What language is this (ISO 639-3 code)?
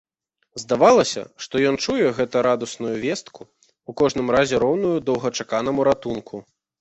bel